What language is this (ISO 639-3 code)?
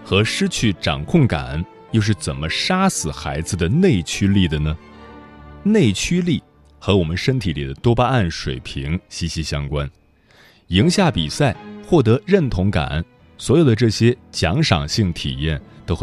zho